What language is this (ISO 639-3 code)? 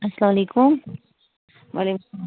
kas